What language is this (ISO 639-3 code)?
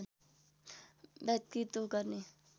nep